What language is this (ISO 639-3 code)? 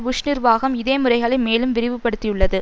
tam